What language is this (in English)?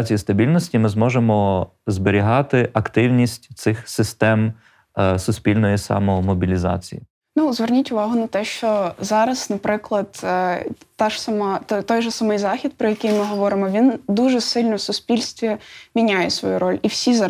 Ukrainian